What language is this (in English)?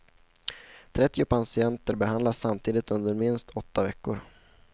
Swedish